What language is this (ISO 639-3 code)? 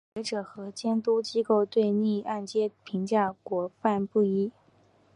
zho